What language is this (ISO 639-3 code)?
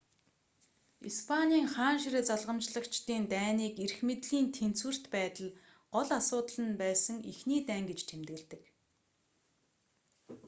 mon